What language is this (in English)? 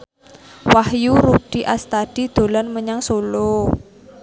Javanese